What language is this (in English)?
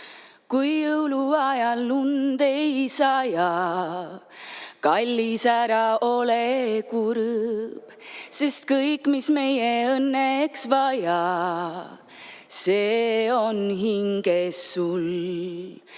Estonian